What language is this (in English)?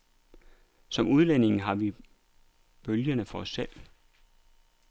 Danish